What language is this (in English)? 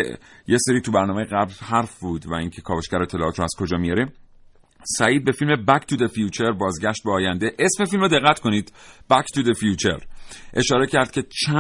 Persian